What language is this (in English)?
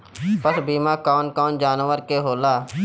Bhojpuri